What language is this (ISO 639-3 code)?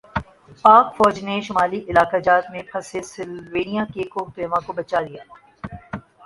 urd